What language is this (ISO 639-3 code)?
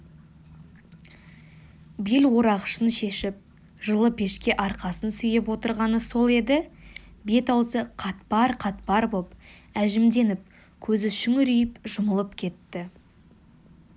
kaz